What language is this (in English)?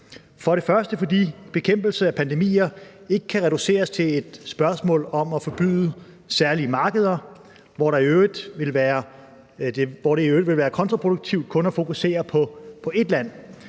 Danish